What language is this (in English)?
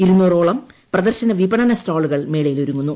Malayalam